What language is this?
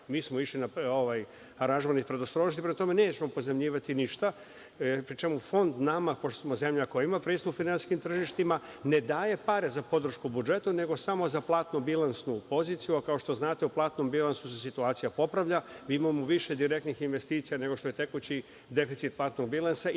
Serbian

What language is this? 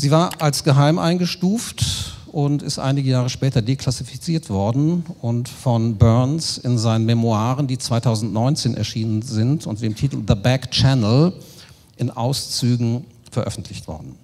German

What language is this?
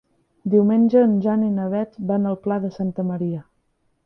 Catalan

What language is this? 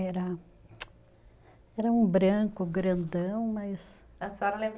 Portuguese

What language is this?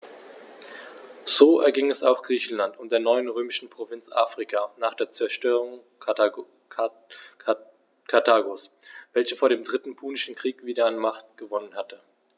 German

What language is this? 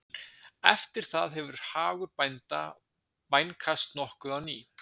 Icelandic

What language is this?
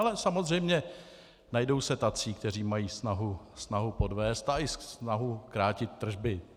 Czech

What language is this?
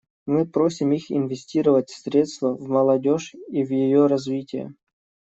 Russian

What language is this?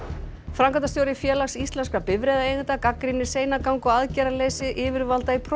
Icelandic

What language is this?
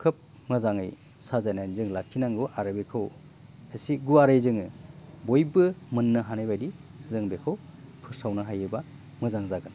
Bodo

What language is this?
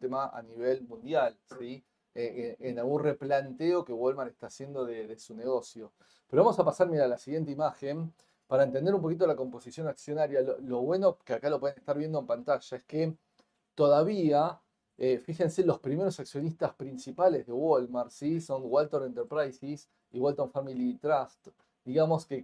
Spanish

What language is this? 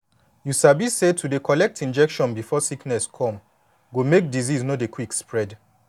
Nigerian Pidgin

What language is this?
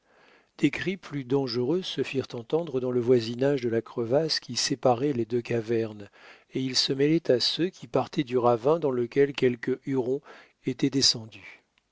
French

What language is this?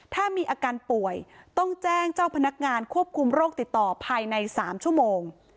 Thai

